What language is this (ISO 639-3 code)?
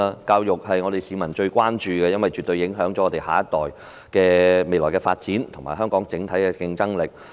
yue